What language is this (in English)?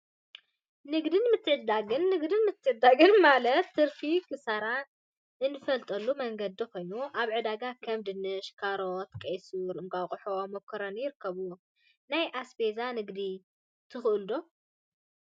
Tigrinya